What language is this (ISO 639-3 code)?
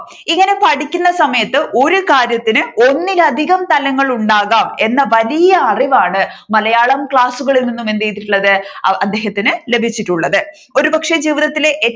mal